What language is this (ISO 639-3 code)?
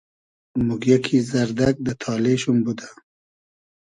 haz